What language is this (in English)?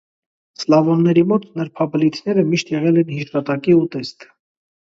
Armenian